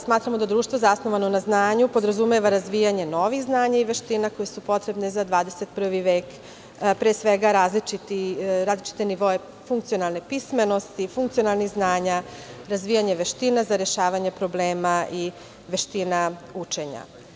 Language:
Serbian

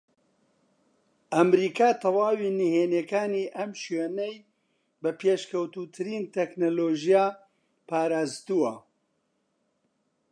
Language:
Central Kurdish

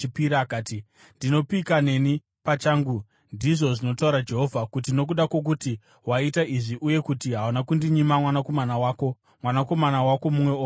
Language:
Shona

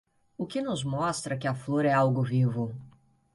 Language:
Portuguese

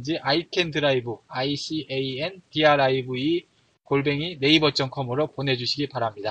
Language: Korean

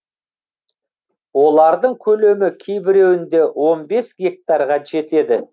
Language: Kazakh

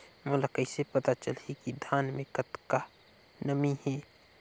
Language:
Chhattisgarhi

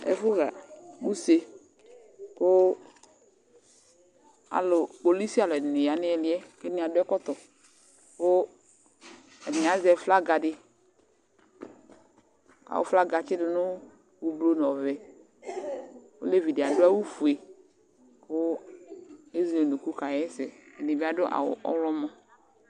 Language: Ikposo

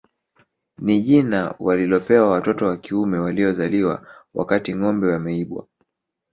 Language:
Swahili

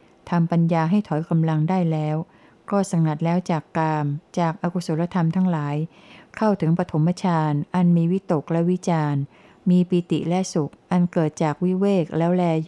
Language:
Thai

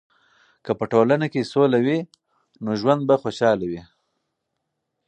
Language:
Pashto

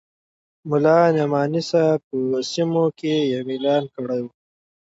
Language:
Pashto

